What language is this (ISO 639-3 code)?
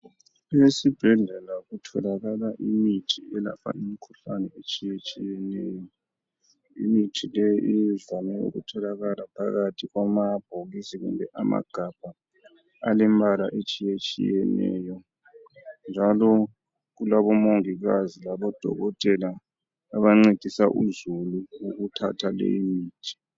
nde